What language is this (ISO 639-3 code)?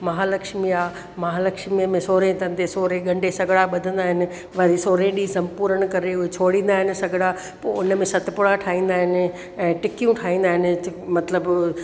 snd